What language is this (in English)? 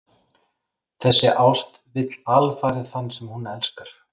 Icelandic